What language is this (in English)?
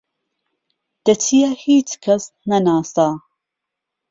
Central Kurdish